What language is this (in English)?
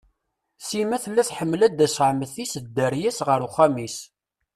Kabyle